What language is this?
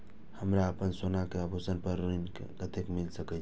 Maithili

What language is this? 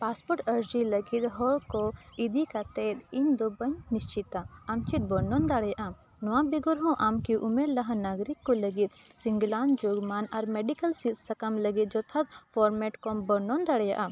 Santali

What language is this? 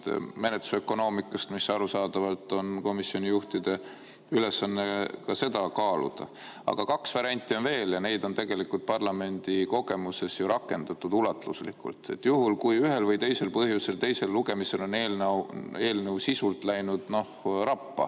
Estonian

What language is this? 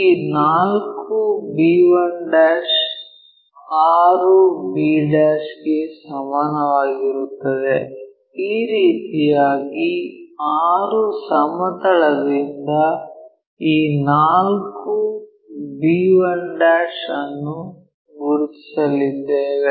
Kannada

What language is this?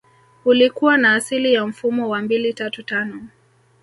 Swahili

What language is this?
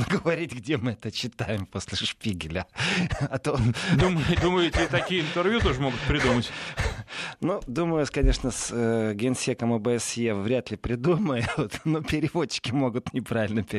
Russian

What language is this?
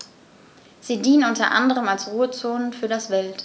German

